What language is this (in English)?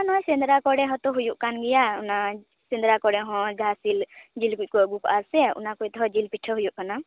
Santali